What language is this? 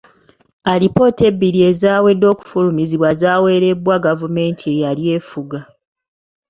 Ganda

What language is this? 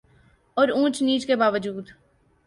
Urdu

